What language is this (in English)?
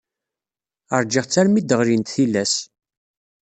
Kabyle